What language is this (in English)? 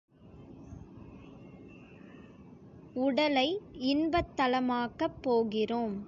Tamil